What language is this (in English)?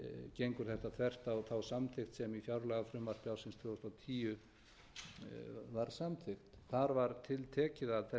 Icelandic